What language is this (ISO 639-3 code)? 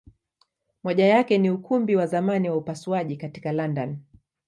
swa